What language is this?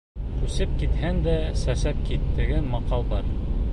Bashkir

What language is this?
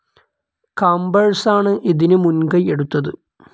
Malayalam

